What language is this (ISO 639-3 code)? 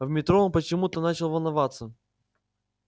rus